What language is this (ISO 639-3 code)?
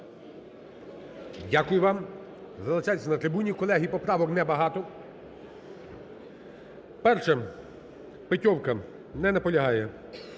ukr